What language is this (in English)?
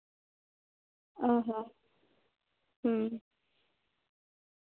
Santali